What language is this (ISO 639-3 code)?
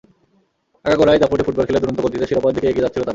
ben